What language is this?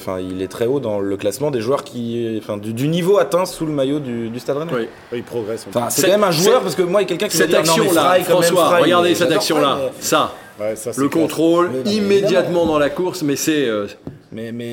French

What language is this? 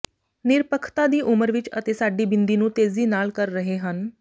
Punjabi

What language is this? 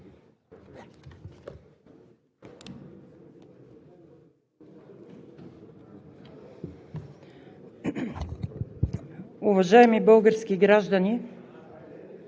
Bulgarian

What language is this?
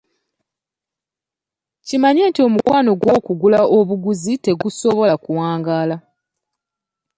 Ganda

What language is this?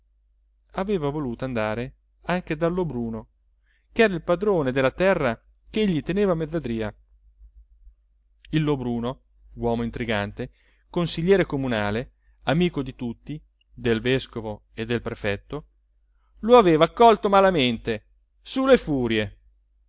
Italian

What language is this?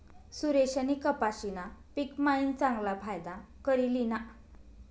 Marathi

